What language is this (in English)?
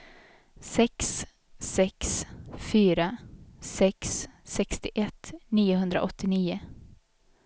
Swedish